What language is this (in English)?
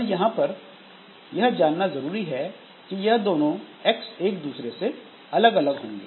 Hindi